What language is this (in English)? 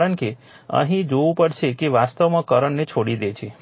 Gujarati